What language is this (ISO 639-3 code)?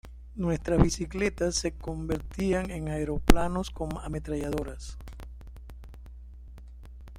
spa